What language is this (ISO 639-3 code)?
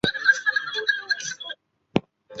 zho